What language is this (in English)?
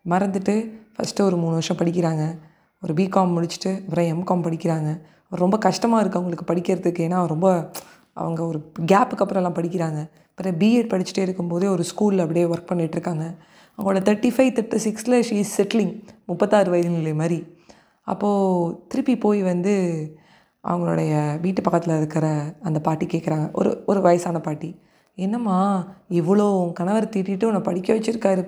Tamil